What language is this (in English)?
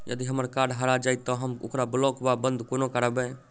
Maithili